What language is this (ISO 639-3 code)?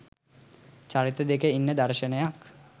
sin